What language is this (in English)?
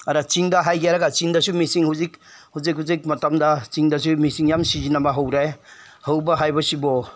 Manipuri